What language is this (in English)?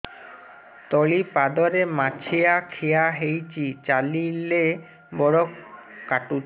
Odia